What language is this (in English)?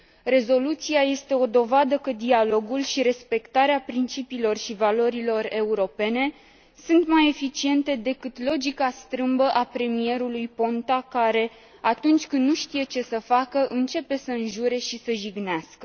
Romanian